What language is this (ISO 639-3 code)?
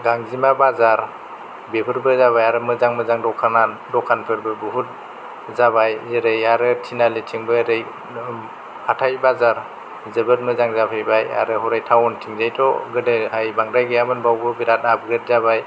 brx